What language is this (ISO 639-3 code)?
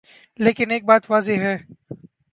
urd